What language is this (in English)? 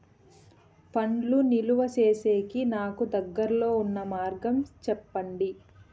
Telugu